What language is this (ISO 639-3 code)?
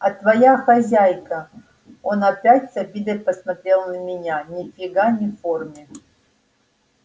rus